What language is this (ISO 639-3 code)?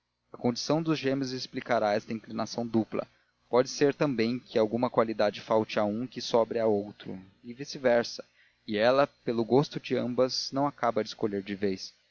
por